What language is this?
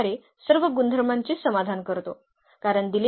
Marathi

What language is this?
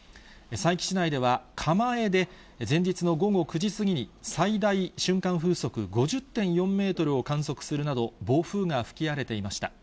Japanese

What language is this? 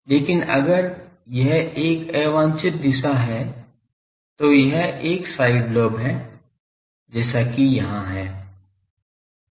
Hindi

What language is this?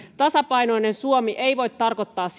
Finnish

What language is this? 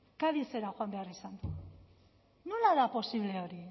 Basque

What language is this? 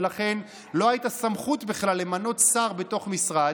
Hebrew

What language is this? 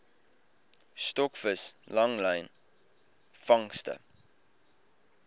Afrikaans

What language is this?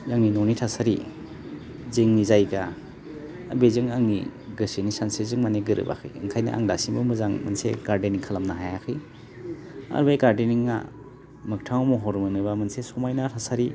Bodo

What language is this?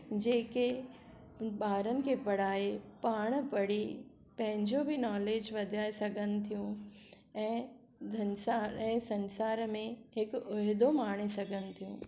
Sindhi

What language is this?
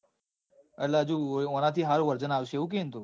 Gujarati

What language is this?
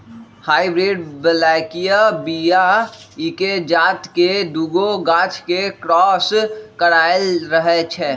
Magahi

